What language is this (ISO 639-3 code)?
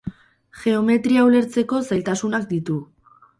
eus